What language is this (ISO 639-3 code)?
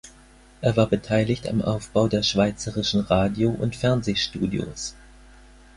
deu